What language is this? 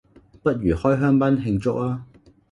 Cantonese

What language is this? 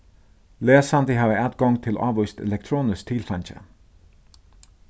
Faroese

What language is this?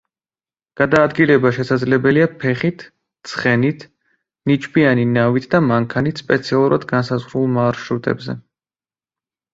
Georgian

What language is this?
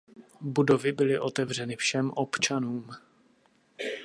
Czech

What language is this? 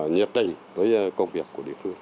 Vietnamese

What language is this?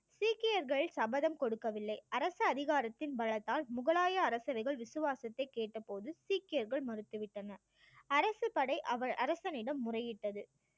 Tamil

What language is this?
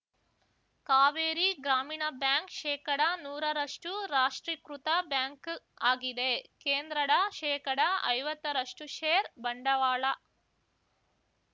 Kannada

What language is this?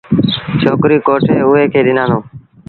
Sindhi Bhil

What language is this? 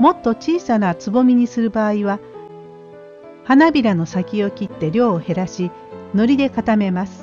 Japanese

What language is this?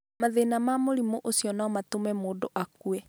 Kikuyu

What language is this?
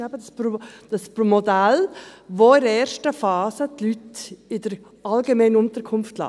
Swiss German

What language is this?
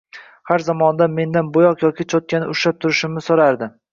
Uzbek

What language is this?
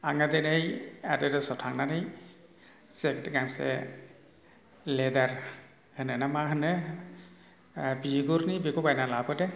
Bodo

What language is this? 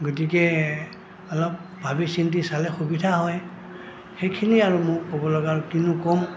Assamese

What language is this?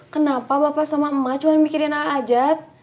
Indonesian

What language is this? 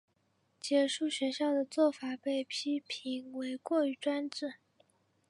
Chinese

